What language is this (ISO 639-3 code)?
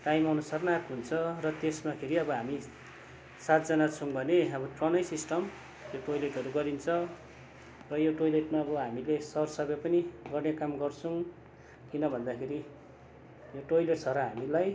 nep